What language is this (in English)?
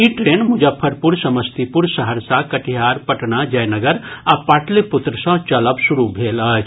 Maithili